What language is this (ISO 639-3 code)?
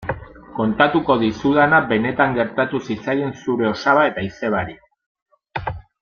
eus